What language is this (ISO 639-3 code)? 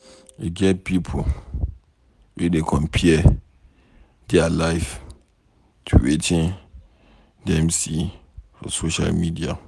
pcm